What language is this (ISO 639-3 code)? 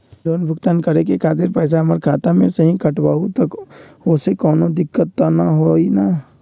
mag